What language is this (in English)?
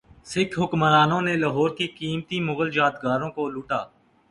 Urdu